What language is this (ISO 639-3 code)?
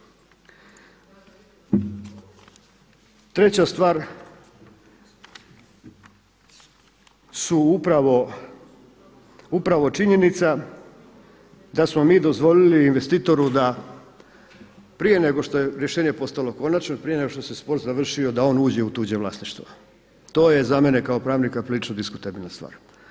hrv